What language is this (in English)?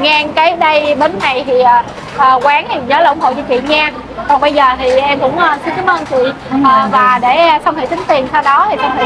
Vietnamese